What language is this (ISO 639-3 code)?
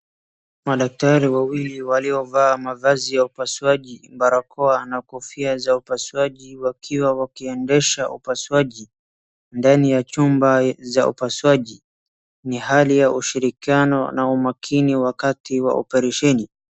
swa